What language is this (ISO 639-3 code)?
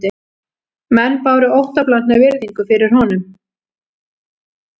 isl